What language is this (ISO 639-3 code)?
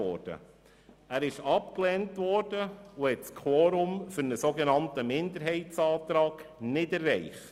gsw